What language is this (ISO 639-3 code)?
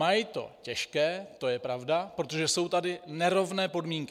ces